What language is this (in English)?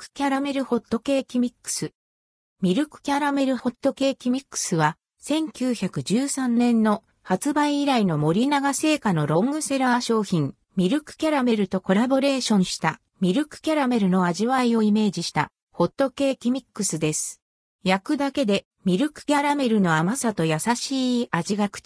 Japanese